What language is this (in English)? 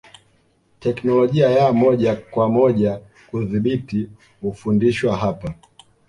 Swahili